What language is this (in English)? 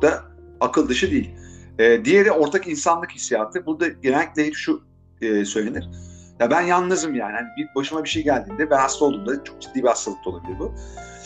Turkish